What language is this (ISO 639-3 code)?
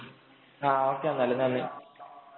mal